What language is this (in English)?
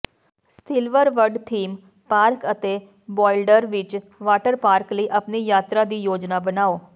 Punjabi